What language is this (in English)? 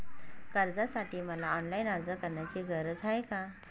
Marathi